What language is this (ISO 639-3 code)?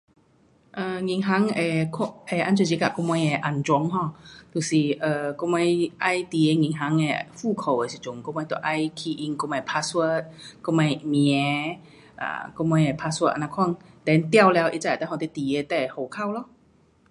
cpx